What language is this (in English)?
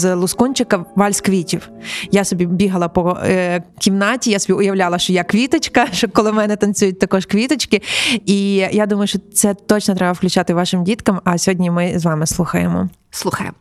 Ukrainian